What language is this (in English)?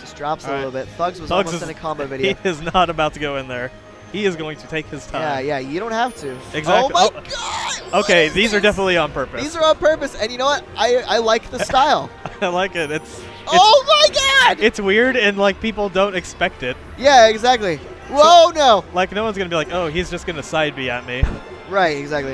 English